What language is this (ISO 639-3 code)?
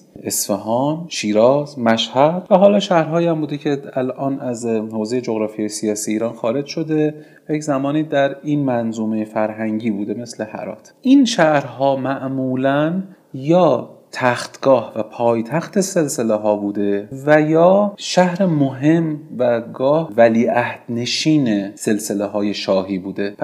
fas